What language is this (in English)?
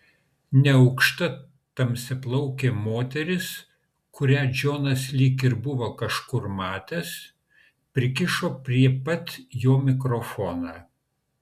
Lithuanian